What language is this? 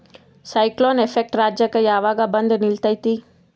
Kannada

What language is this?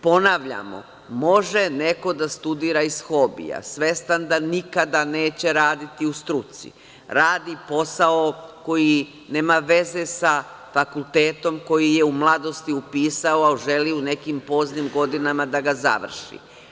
Serbian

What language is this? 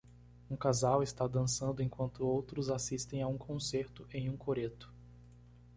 Portuguese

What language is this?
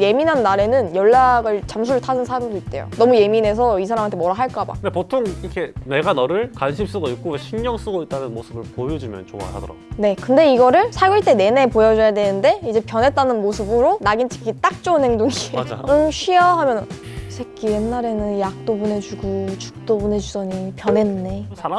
Korean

